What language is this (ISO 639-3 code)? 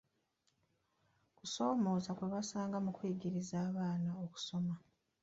lug